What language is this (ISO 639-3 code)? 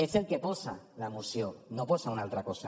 cat